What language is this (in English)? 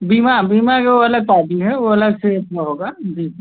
Hindi